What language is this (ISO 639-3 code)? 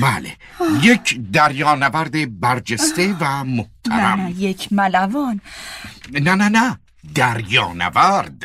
fas